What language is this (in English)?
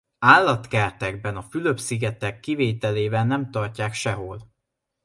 Hungarian